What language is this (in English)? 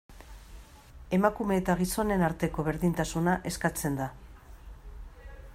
Basque